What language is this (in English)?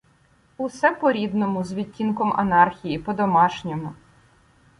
Ukrainian